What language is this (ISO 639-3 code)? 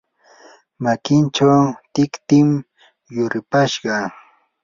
qur